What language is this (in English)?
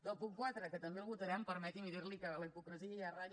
Catalan